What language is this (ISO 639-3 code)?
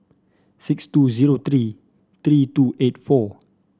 eng